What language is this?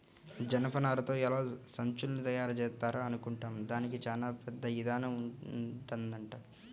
Telugu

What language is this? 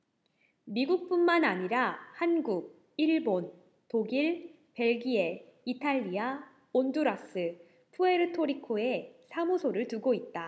Korean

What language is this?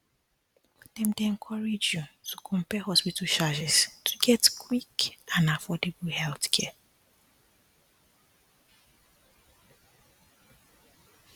Nigerian Pidgin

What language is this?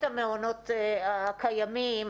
Hebrew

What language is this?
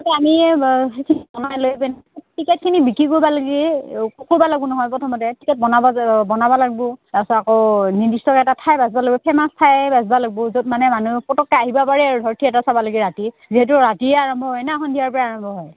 Assamese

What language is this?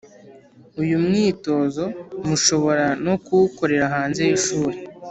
Kinyarwanda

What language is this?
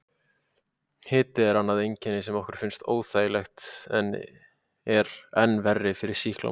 Icelandic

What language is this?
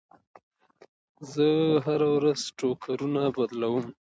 Pashto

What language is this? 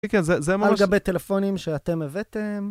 Hebrew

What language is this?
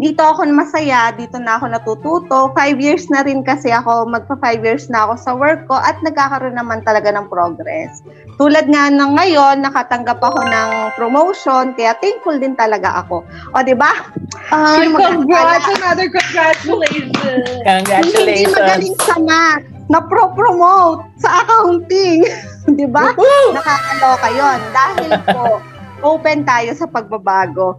Filipino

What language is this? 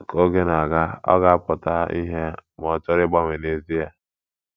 Igbo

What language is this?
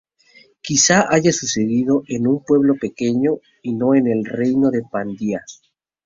Spanish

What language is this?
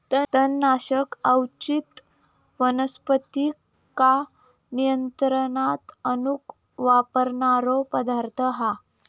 Marathi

